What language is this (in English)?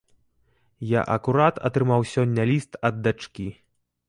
Belarusian